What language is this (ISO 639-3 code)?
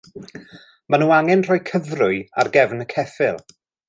cym